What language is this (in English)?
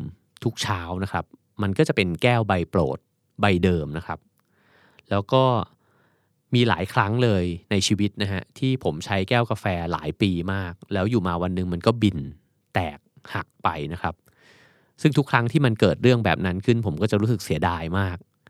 Thai